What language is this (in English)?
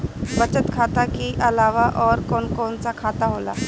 Bhojpuri